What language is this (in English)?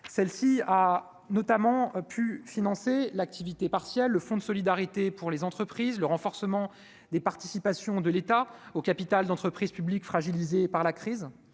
French